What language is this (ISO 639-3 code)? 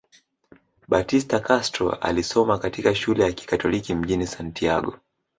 swa